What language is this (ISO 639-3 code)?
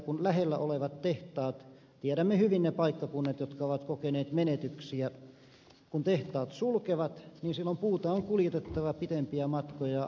fin